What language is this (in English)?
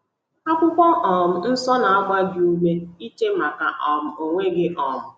Igbo